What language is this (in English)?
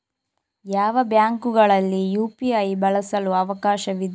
Kannada